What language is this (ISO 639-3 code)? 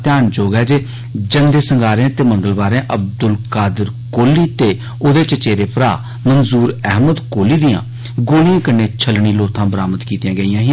doi